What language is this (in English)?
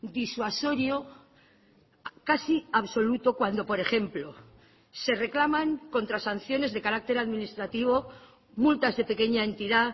Spanish